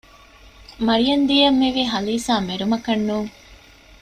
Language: Divehi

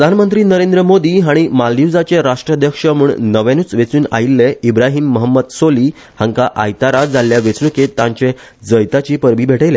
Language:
Konkani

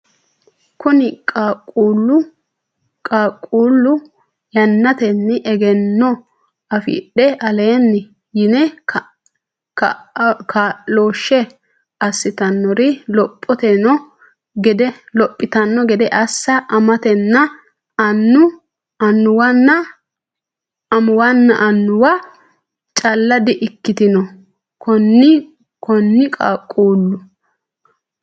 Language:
Sidamo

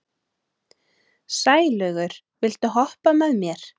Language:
Icelandic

